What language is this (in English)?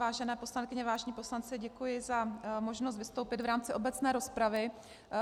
Czech